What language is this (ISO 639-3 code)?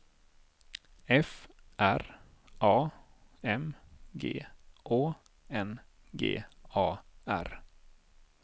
swe